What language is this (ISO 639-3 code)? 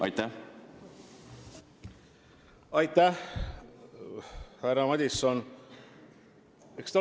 est